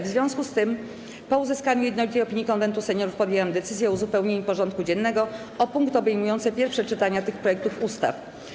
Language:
Polish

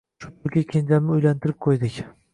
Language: Uzbek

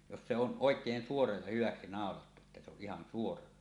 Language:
Finnish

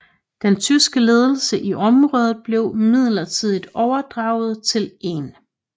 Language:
Danish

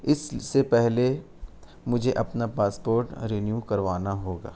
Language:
Urdu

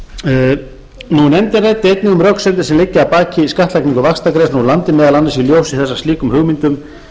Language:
Icelandic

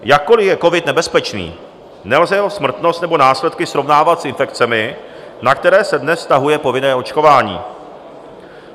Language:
Czech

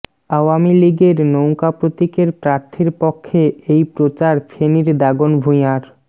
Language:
Bangla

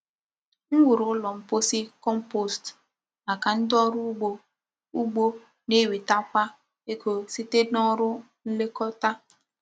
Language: Igbo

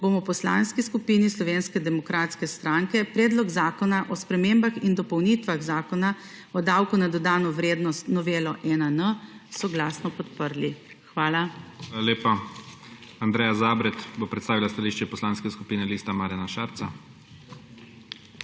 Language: Slovenian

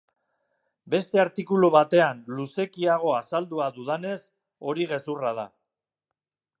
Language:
Basque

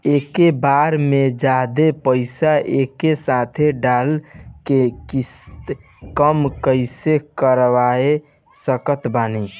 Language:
Bhojpuri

